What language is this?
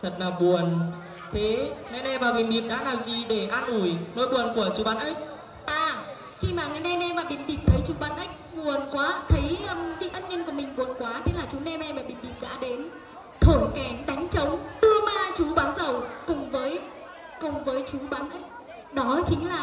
Vietnamese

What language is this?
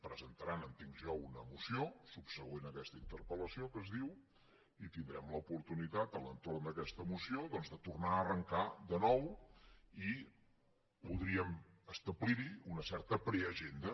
Catalan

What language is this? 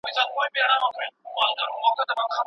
Pashto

